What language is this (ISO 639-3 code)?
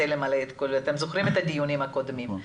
heb